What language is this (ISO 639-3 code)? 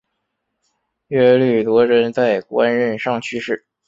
zho